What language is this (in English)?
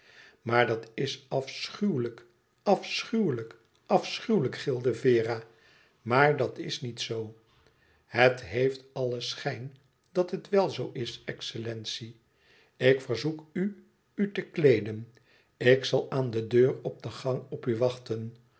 Dutch